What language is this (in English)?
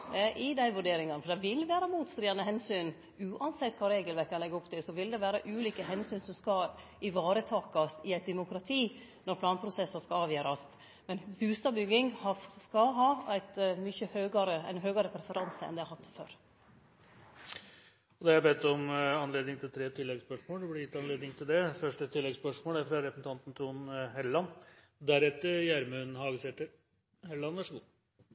Norwegian